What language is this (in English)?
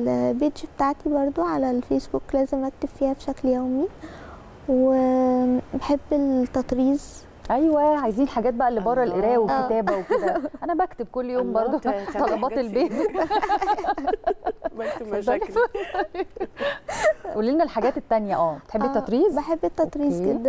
Arabic